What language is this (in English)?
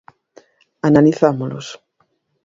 Galician